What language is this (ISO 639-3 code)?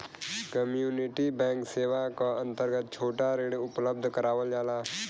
bho